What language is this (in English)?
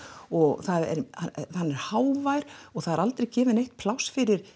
Icelandic